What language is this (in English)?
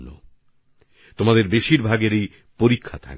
Bangla